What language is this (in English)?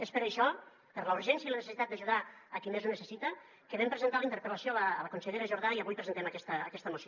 Catalan